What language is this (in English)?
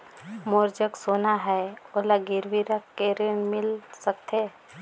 Chhattisgarhi